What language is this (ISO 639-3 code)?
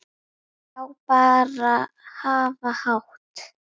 isl